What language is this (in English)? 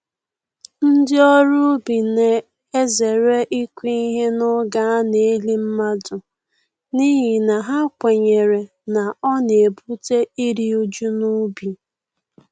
Igbo